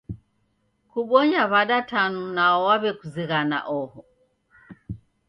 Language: Taita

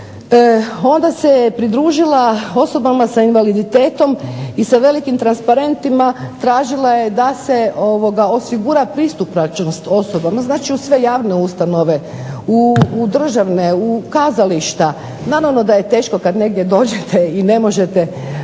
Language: Croatian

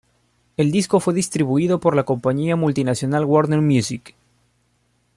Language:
Spanish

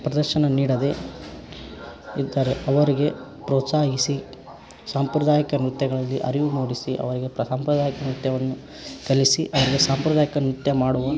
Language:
Kannada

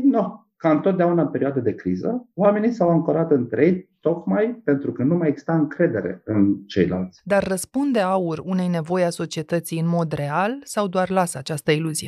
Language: Romanian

